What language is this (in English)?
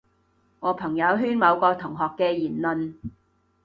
Cantonese